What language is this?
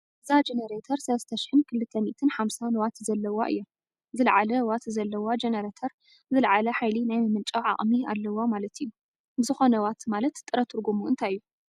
Tigrinya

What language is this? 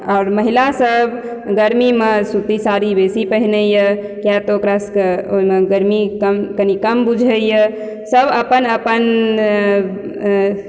Maithili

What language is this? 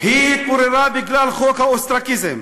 Hebrew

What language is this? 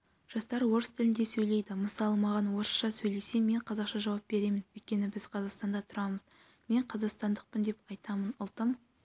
Kazakh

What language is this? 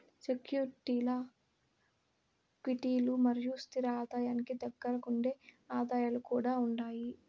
Telugu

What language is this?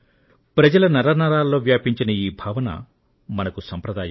Telugu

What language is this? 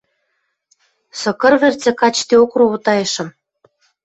Western Mari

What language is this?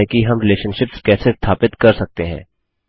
Hindi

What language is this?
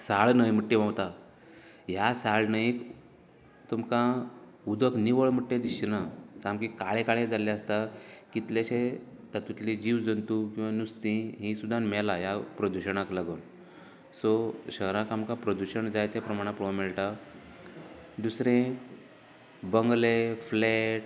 Konkani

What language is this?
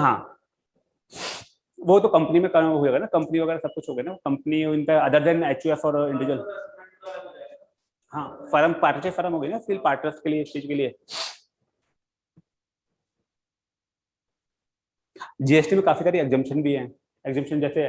Hindi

